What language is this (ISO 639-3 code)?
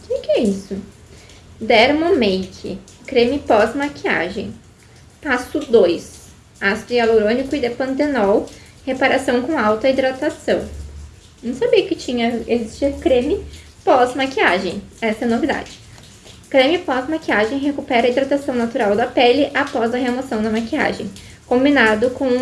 por